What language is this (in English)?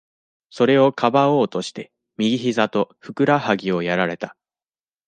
Japanese